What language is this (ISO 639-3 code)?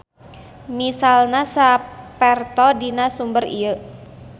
sun